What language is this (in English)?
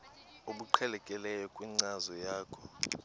Xhosa